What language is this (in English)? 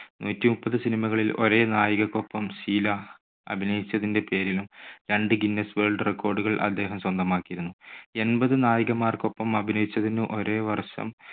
Malayalam